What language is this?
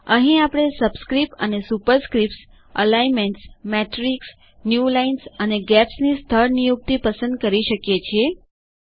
Gujarati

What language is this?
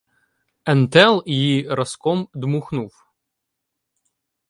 Ukrainian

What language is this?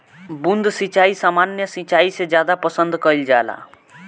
Bhojpuri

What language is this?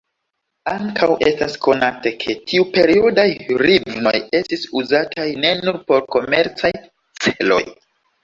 Esperanto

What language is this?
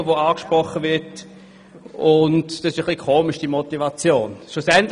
Swiss German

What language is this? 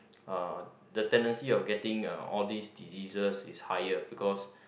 English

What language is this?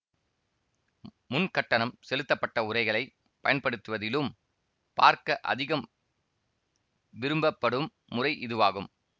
Tamil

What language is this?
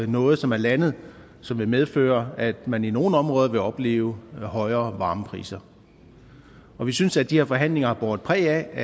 Danish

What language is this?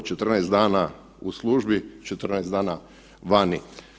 Croatian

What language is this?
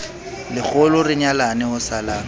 Southern Sotho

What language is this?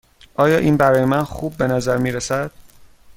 Persian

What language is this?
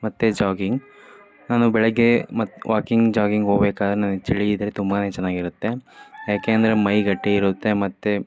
Kannada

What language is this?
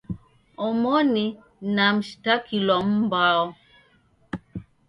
Taita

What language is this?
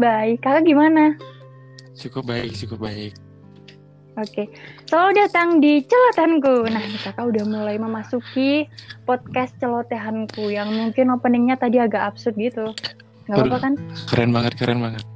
Indonesian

